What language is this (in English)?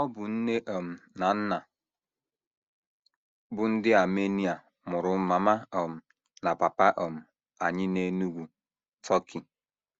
Igbo